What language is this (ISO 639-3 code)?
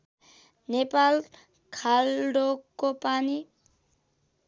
nep